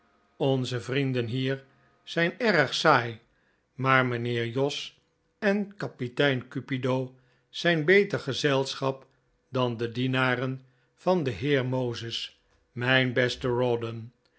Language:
Dutch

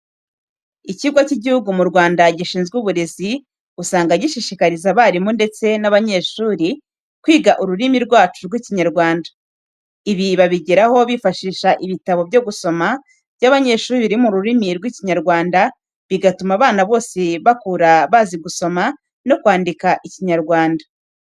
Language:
Kinyarwanda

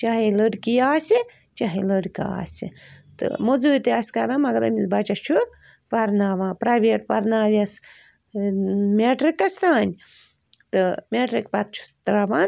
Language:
Kashmiri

